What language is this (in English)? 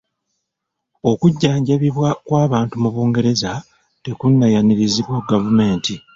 Ganda